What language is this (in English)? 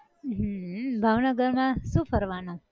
Gujarati